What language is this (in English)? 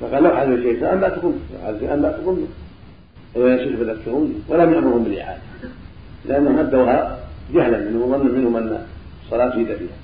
Arabic